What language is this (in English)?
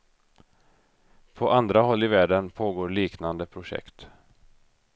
Swedish